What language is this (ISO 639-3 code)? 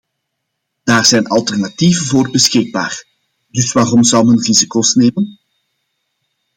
nld